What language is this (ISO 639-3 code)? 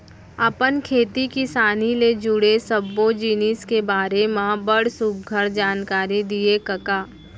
hne